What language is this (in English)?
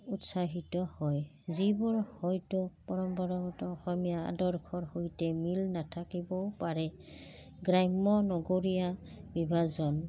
Assamese